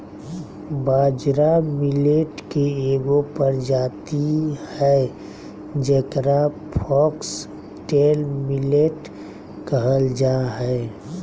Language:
Magahi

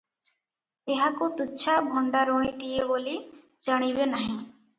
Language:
Odia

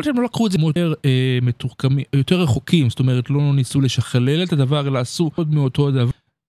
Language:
Hebrew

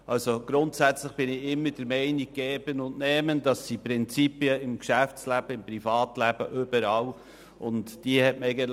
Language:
Swiss German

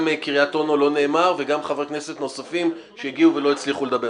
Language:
Hebrew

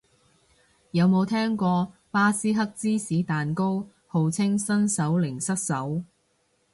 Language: Cantonese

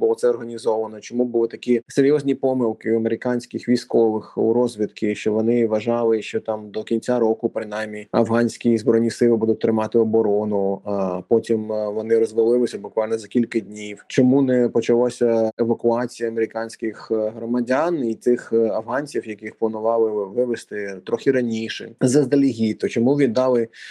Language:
Ukrainian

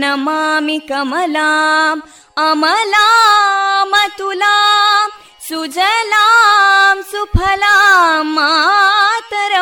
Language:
Kannada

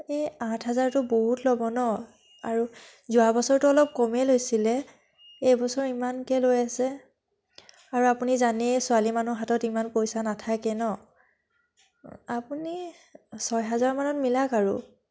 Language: Assamese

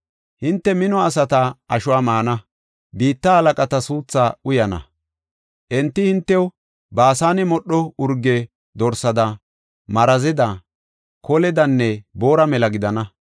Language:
Gofa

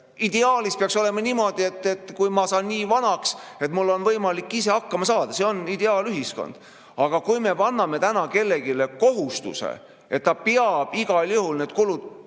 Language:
Estonian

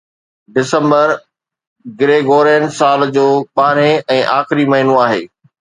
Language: Sindhi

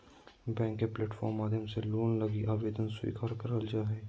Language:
Magahi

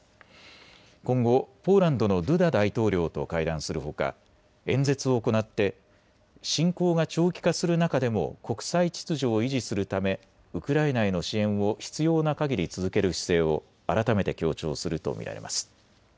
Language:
Japanese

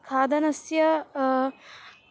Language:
Sanskrit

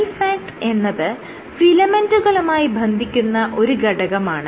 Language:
Malayalam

